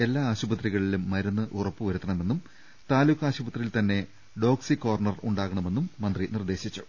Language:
Malayalam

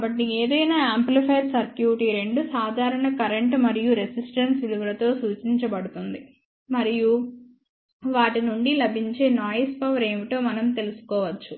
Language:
Telugu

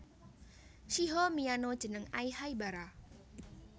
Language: Javanese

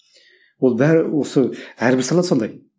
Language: Kazakh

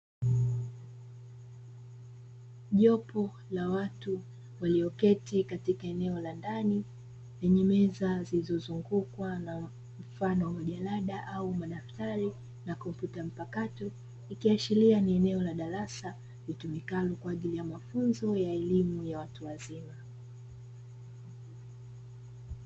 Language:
Swahili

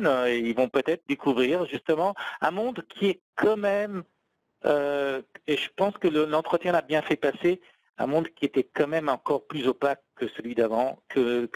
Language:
French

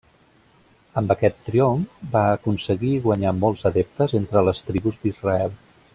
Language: Catalan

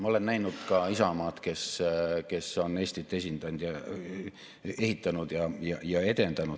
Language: Estonian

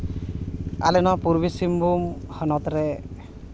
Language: Santali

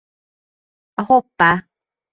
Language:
Hungarian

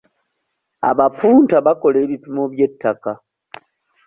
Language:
Ganda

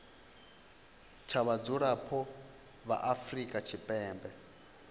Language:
Venda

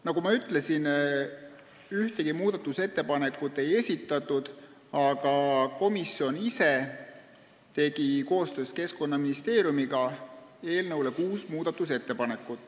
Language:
Estonian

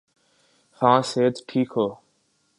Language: Urdu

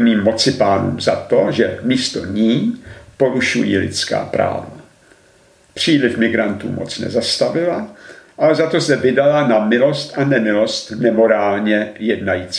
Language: Czech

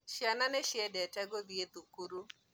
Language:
Kikuyu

